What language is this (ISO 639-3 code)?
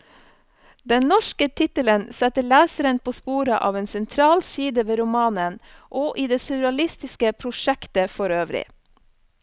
nor